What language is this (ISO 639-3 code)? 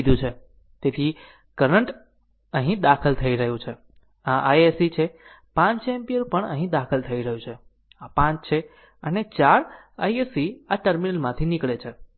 guj